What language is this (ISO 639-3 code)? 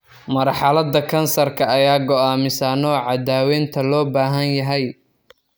som